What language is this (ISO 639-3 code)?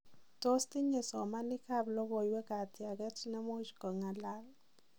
kln